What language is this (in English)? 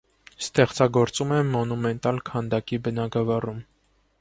Armenian